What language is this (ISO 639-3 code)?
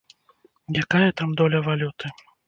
bel